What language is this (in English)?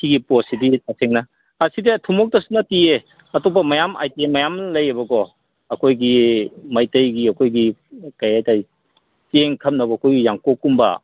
Manipuri